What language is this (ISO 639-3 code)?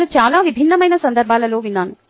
tel